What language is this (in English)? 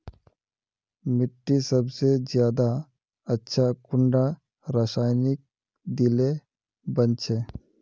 Magahi